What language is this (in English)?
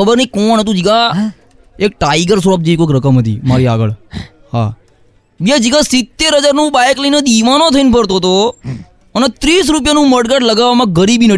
Gujarati